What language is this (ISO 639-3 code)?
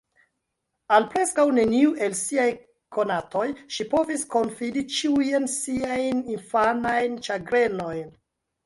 epo